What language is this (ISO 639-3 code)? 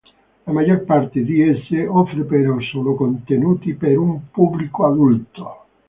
ita